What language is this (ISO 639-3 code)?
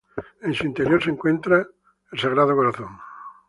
spa